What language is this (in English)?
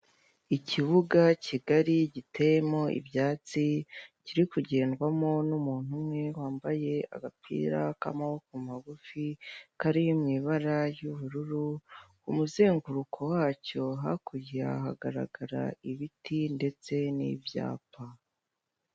Kinyarwanda